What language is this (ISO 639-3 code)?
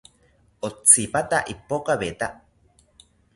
cpy